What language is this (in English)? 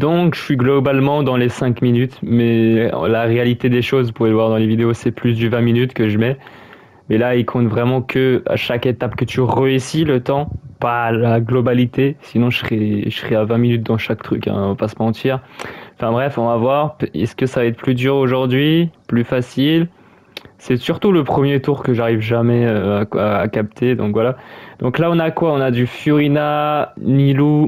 French